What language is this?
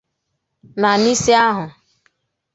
Igbo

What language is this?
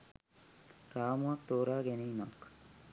Sinhala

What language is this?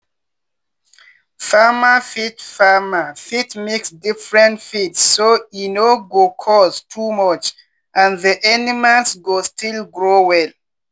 Nigerian Pidgin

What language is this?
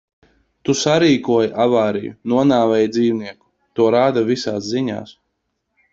Latvian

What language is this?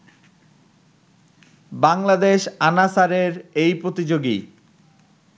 Bangla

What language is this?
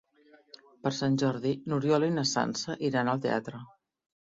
Catalan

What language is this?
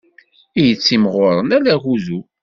Kabyle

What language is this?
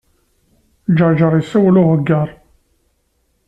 Kabyle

